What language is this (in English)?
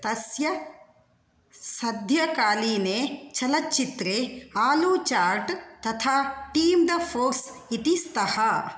Sanskrit